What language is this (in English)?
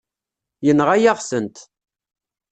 Kabyle